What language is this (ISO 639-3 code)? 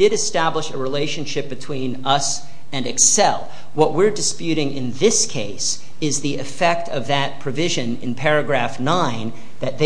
eng